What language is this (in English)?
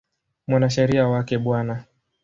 Swahili